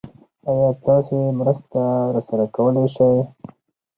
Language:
Pashto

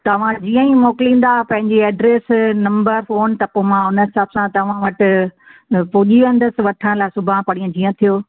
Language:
Sindhi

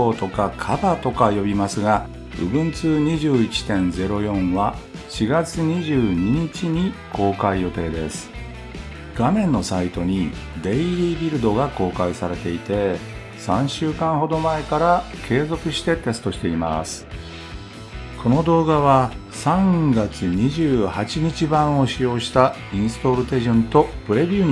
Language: Japanese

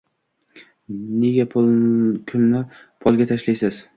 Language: Uzbek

